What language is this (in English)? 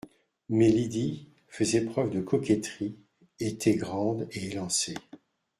French